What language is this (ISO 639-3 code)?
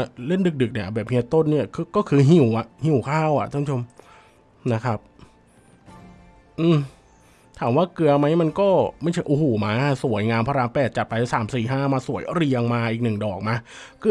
tha